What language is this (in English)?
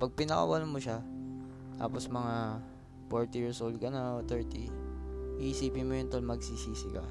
Filipino